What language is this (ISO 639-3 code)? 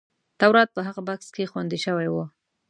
pus